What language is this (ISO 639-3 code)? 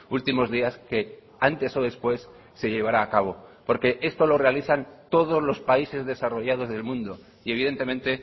spa